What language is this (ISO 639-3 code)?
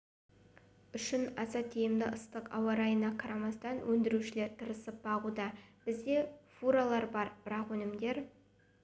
kaz